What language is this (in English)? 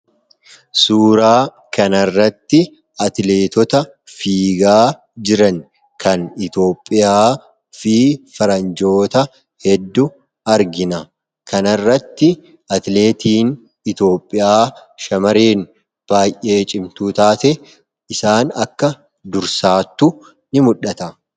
Oromo